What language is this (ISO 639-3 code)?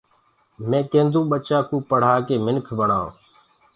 ggg